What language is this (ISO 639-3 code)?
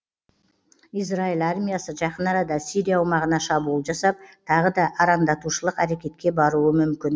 kaz